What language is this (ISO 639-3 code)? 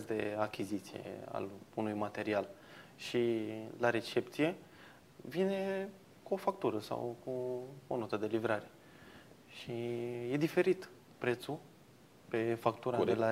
ron